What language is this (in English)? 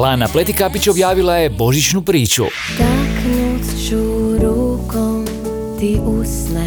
Croatian